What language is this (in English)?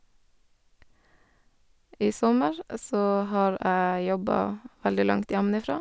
Norwegian